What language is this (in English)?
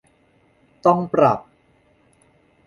Thai